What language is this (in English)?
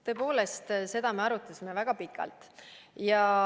Estonian